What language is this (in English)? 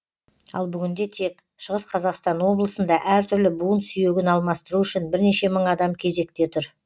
Kazakh